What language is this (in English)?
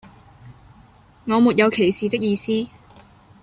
Chinese